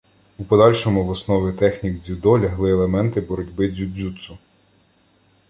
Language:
Ukrainian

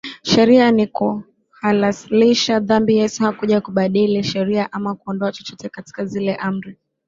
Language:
Swahili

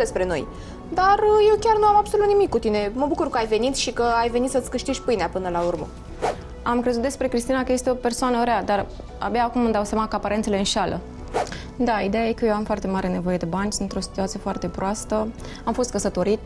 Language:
Romanian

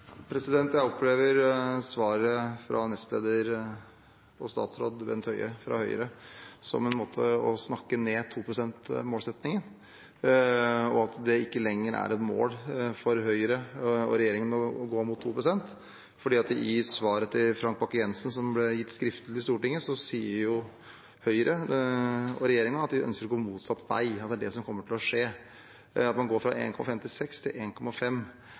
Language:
Norwegian Bokmål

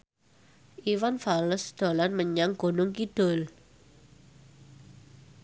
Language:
Javanese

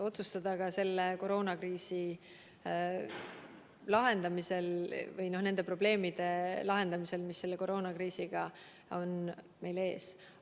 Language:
Estonian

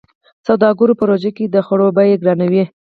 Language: Pashto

